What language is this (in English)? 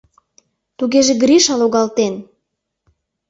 Mari